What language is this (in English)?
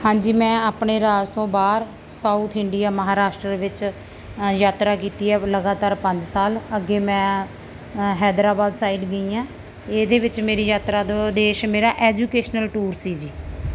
Punjabi